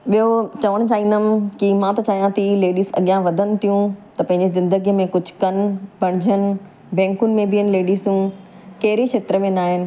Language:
Sindhi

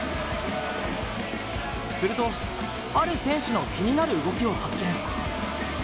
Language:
Japanese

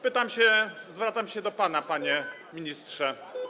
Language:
Polish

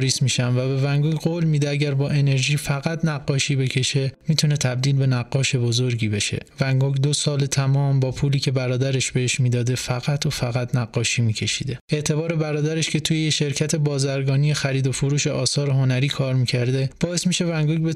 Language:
Persian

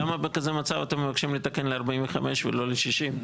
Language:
Hebrew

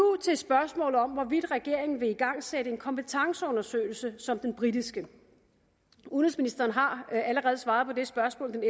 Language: Danish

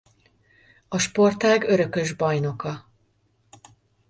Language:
Hungarian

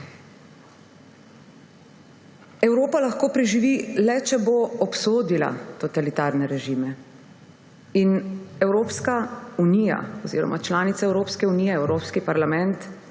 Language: Slovenian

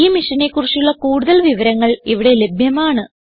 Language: Malayalam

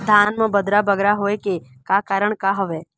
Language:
Chhattisgarhi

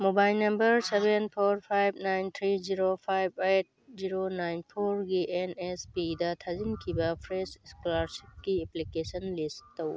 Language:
Manipuri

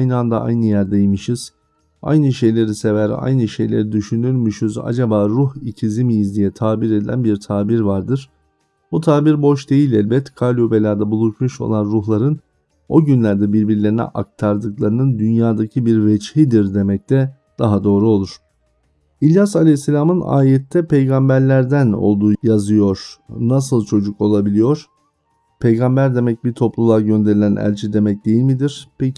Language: Turkish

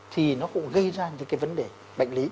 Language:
Vietnamese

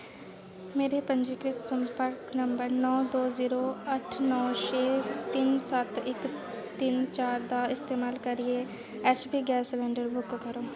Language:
Dogri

